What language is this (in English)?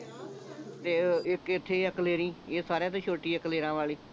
Punjabi